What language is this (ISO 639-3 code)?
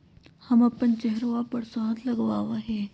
mag